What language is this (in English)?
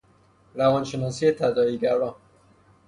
Persian